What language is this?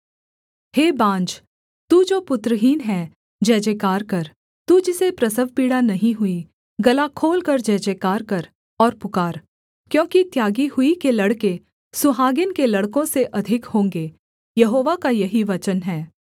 Hindi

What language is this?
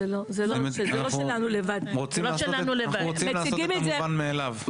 Hebrew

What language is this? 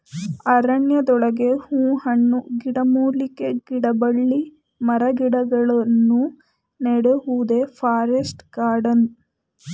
Kannada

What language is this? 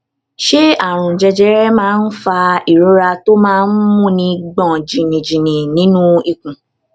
Yoruba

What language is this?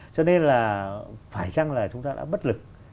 Vietnamese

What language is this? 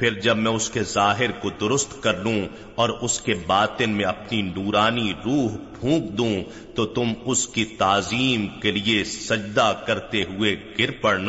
Urdu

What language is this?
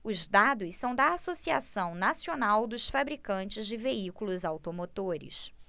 Portuguese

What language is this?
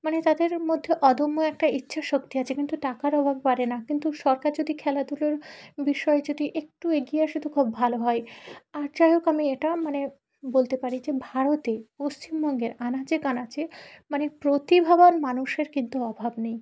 Bangla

